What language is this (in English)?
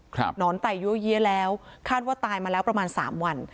Thai